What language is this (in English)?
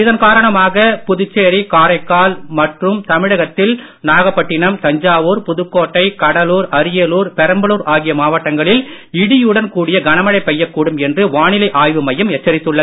Tamil